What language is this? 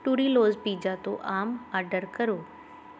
Punjabi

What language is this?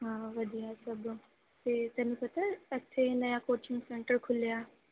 Punjabi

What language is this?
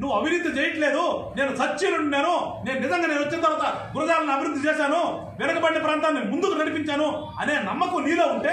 Romanian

